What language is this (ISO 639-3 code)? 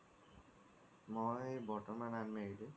asm